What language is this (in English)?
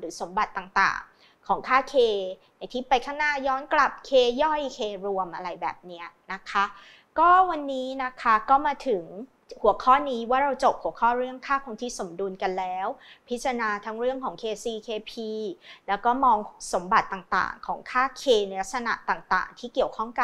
Thai